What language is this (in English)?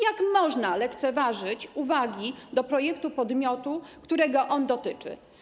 Polish